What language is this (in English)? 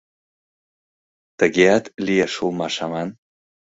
Mari